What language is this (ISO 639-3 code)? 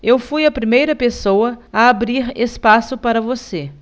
por